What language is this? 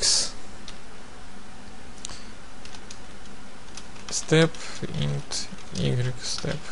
Russian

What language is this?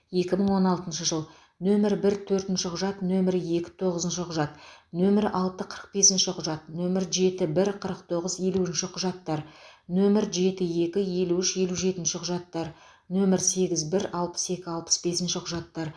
Kazakh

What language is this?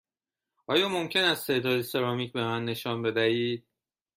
Persian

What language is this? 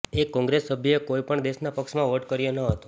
Gujarati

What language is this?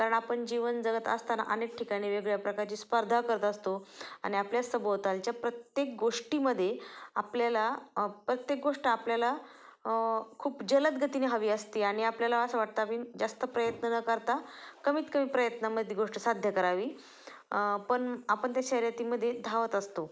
Marathi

